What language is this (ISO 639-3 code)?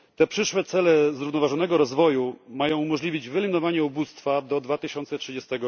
pol